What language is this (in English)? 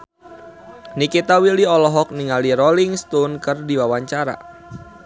Sundanese